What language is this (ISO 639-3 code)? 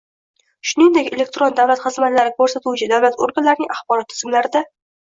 uzb